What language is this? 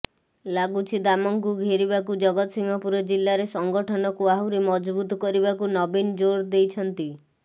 Odia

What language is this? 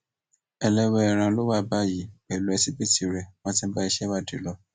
Yoruba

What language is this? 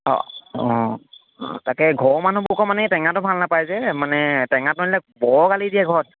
Assamese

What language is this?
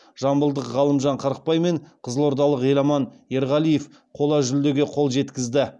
Kazakh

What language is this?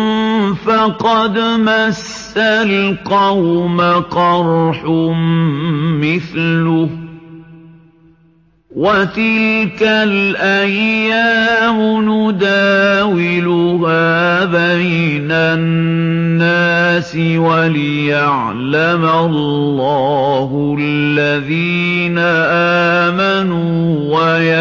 Arabic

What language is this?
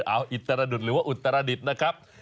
Thai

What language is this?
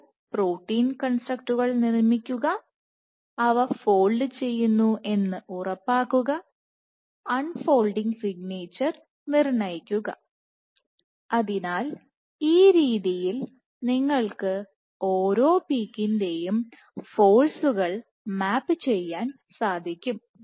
Malayalam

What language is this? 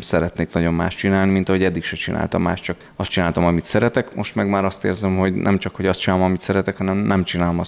Hungarian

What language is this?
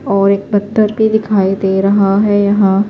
Urdu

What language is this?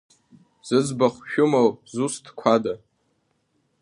Abkhazian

